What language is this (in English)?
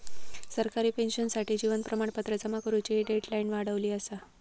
Marathi